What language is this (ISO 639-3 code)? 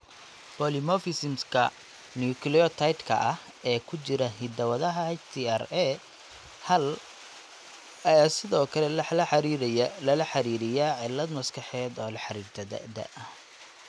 som